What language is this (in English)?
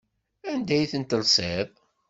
Kabyle